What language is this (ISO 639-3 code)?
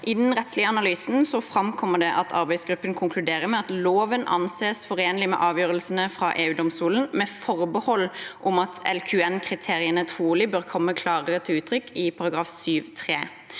nor